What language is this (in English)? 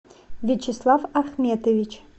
Russian